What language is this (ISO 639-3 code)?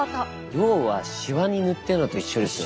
jpn